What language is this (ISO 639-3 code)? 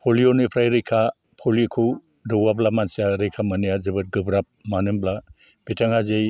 brx